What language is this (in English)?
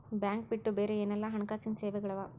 Kannada